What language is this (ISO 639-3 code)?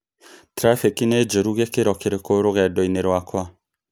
kik